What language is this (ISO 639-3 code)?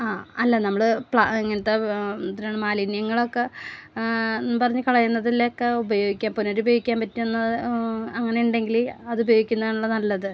mal